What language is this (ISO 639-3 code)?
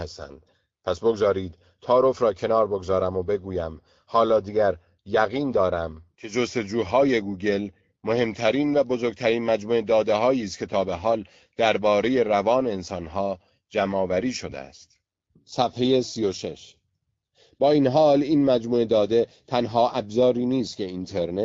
fas